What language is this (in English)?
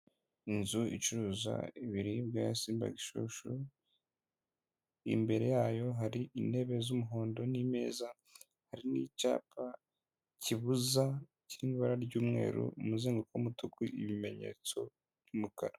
Kinyarwanda